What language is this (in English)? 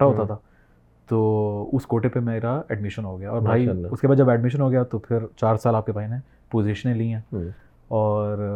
Urdu